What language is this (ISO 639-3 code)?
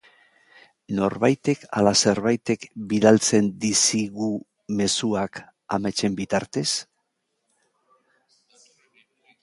eus